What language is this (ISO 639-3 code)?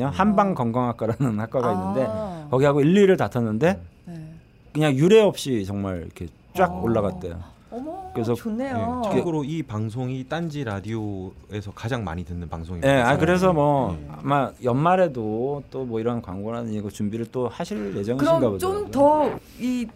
kor